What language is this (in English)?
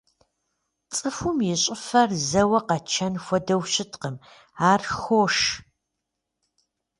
Kabardian